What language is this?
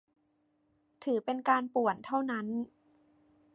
Thai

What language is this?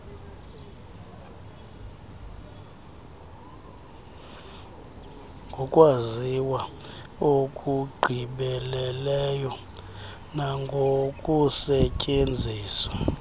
Xhosa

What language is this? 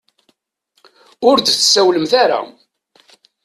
Kabyle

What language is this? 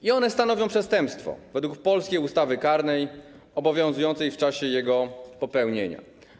Polish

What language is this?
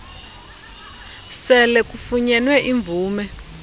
Xhosa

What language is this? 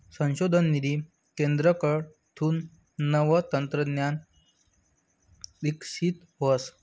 Marathi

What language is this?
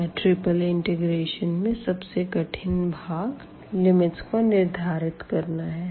Hindi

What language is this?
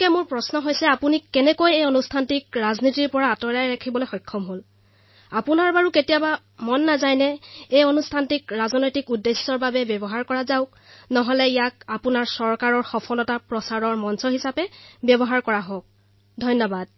Assamese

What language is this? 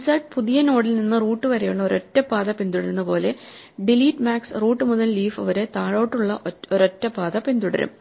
Malayalam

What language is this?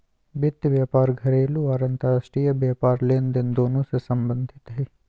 Magahi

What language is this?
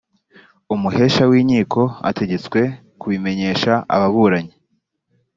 Kinyarwanda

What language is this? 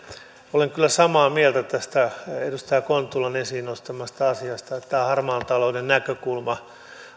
Finnish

